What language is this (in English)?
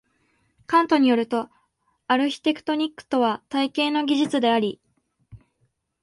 Japanese